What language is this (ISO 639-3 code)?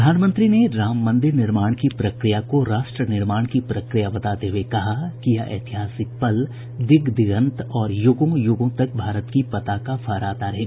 hin